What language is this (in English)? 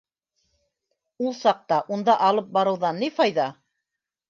Bashkir